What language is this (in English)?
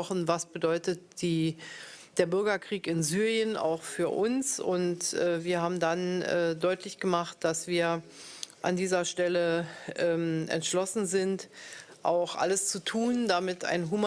German